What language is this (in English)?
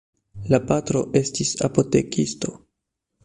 Esperanto